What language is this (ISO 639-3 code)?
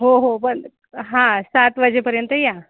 mar